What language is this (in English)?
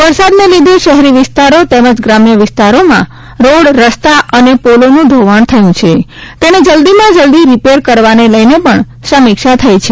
Gujarati